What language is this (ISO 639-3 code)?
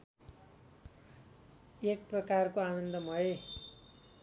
nep